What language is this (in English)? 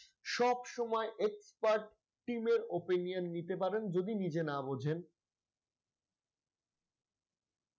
Bangla